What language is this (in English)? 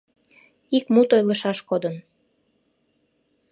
Mari